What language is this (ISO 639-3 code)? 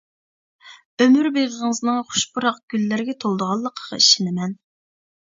uig